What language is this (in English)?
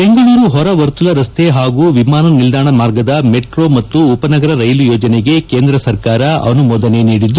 Kannada